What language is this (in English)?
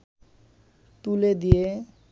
Bangla